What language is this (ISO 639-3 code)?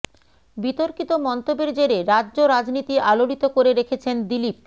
ben